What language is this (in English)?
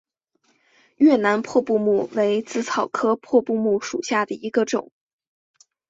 Chinese